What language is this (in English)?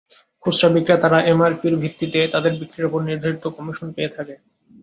Bangla